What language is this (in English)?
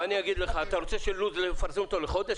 Hebrew